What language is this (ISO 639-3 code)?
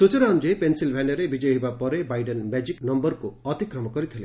ori